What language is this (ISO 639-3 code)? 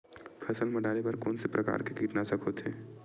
hne